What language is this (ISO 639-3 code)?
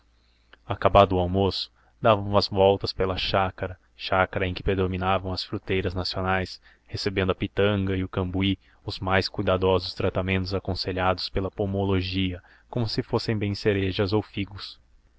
por